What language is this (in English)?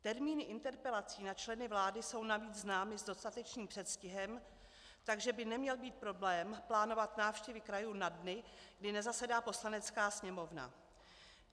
Czech